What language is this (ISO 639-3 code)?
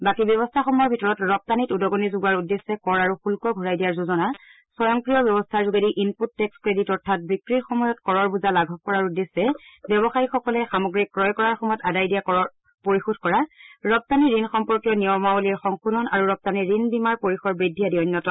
asm